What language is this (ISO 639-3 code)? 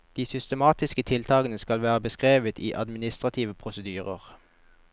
nor